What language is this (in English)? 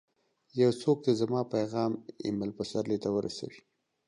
Pashto